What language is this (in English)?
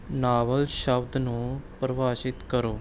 Punjabi